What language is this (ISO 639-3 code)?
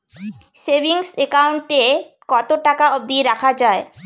ben